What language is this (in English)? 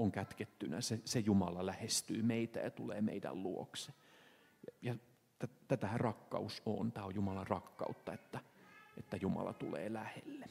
Finnish